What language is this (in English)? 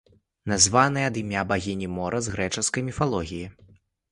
Belarusian